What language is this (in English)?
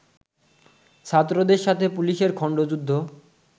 Bangla